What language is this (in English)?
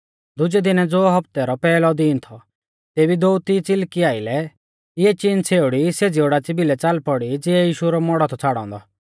Mahasu Pahari